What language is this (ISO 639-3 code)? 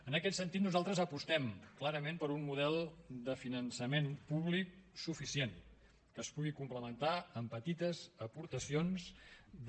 cat